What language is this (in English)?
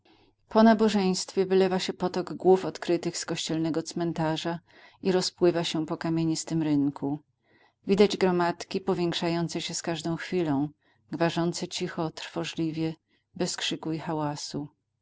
Polish